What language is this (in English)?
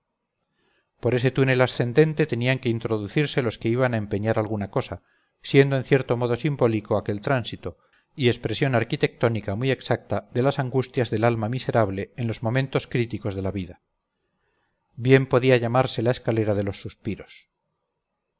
Spanish